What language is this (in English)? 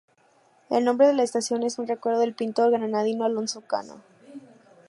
Spanish